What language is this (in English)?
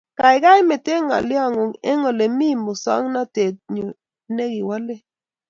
Kalenjin